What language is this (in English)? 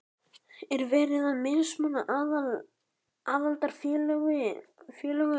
Icelandic